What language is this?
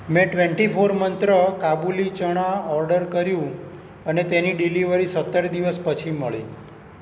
Gujarati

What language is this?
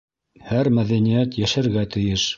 Bashkir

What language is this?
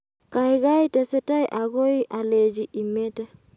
Kalenjin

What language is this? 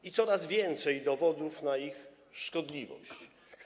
Polish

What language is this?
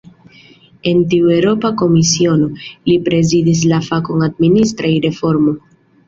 Esperanto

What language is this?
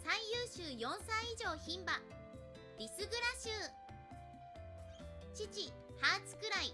Japanese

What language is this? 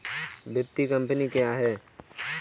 Hindi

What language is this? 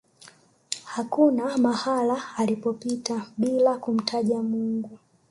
Swahili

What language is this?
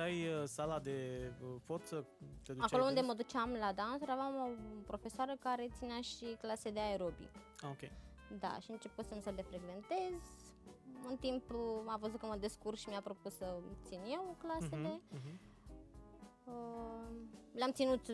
Romanian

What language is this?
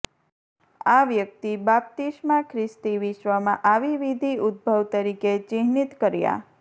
Gujarati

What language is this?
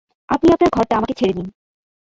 Bangla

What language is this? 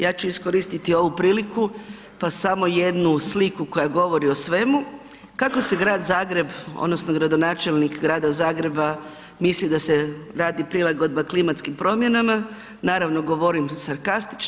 Croatian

